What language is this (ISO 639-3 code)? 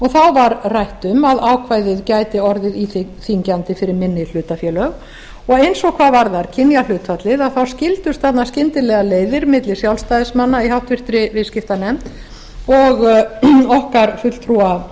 isl